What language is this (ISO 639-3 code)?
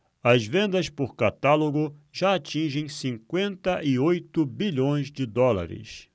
por